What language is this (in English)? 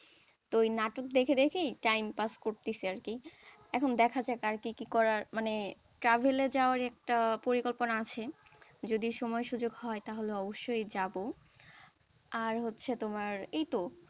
Bangla